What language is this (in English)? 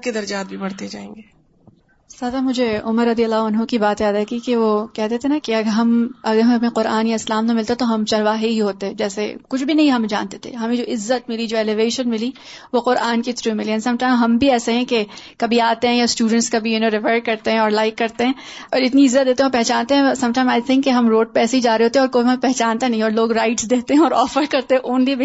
Urdu